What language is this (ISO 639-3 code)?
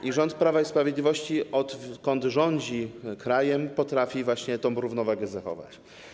pol